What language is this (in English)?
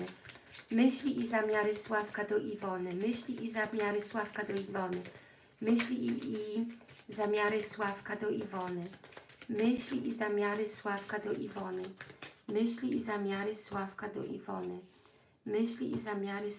Polish